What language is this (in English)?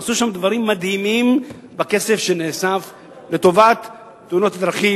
Hebrew